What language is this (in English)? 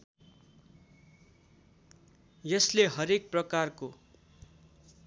Nepali